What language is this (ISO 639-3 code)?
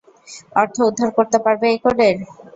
ben